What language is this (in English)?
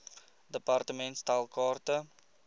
Afrikaans